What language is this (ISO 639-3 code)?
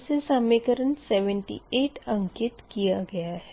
hin